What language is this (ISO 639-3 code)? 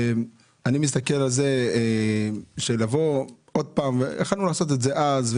heb